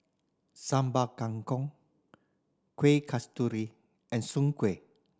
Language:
English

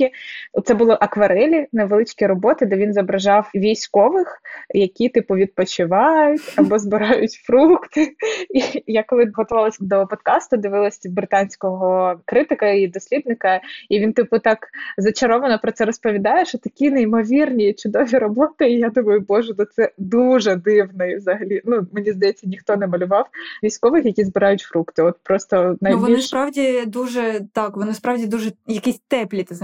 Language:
Ukrainian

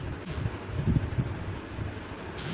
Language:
Bhojpuri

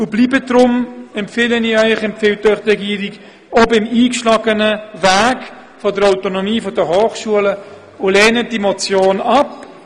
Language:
Swiss German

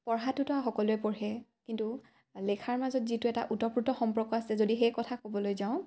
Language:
Assamese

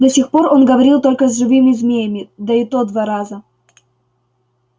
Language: Russian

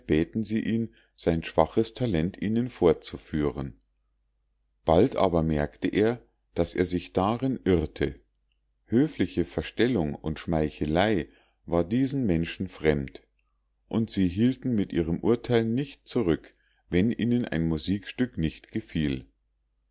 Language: German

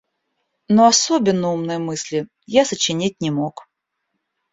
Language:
Russian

